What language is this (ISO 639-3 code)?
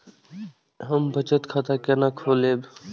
mai